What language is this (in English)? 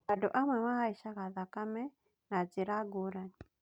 Kikuyu